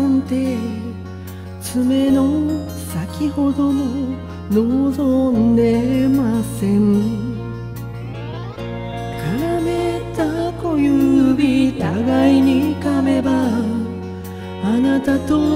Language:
Korean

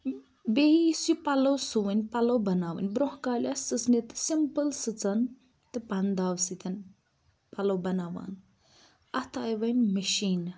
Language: Kashmiri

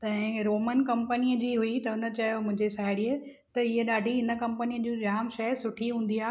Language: Sindhi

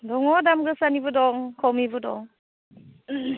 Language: Bodo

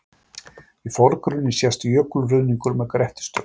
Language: Icelandic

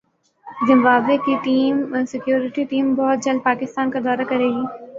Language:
Urdu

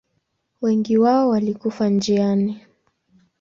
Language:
Swahili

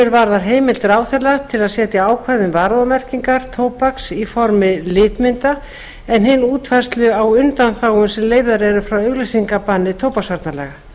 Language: Icelandic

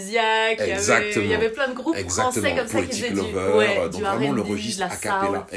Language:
French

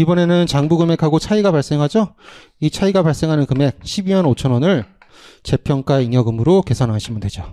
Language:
Korean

